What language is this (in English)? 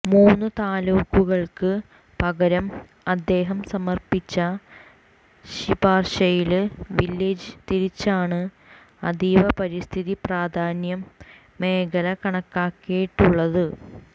Malayalam